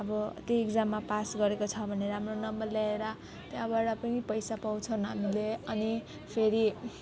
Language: Nepali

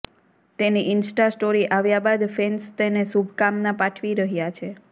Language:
Gujarati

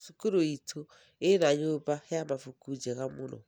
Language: Kikuyu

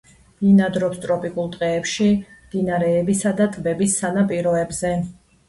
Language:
Georgian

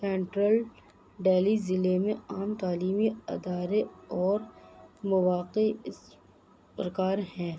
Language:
Urdu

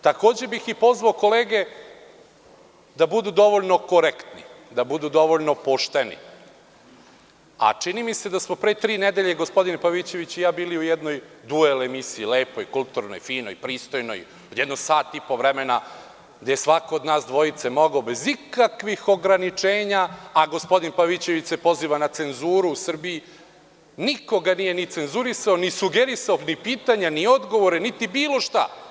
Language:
Serbian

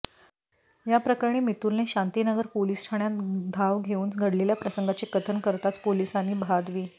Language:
Marathi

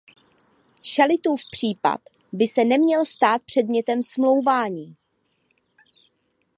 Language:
Czech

